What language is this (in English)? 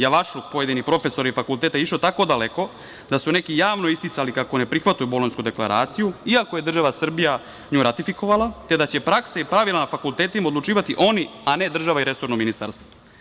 Serbian